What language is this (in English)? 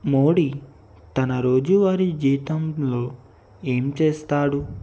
Telugu